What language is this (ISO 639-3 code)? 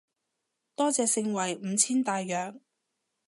yue